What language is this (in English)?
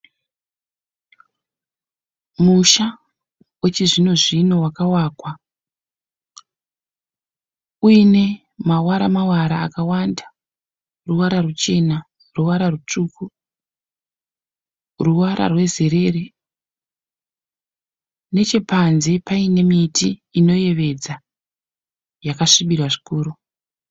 Shona